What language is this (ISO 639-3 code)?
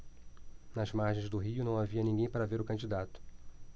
por